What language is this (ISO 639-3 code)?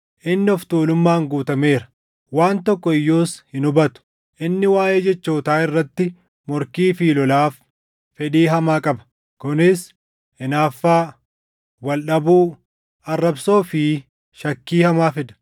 orm